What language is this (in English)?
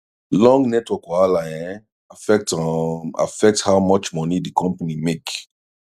Nigerian Pidgin